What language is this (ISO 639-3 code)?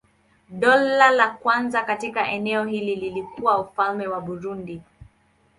swa